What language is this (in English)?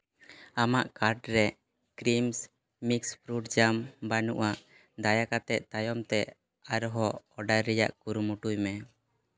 Santali